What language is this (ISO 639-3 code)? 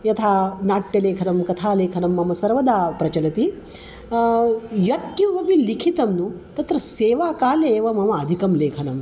san